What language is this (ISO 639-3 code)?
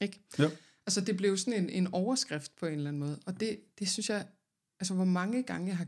dan